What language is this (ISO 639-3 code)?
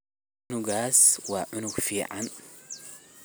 som